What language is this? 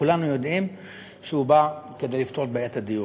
Hebrew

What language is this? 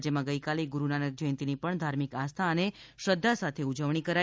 Gujarati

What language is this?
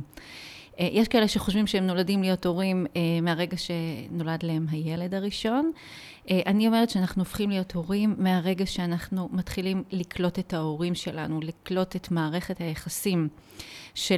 Hebrew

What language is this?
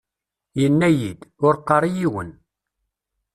Kabyle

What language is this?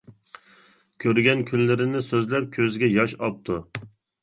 Uyghur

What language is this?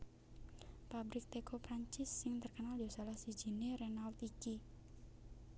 Javanese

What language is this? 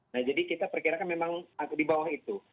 Indonesian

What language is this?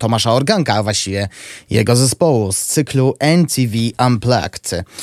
Polish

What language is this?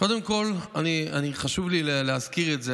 Hebrew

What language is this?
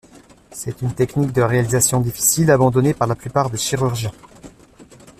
French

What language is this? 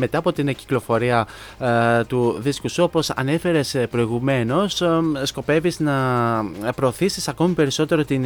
Greek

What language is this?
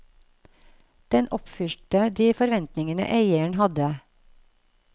Norwegian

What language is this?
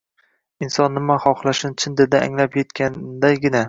Uzbek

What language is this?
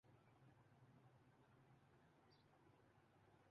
Urdu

